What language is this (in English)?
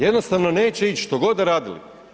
Croatian